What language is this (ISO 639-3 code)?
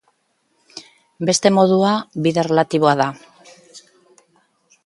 eus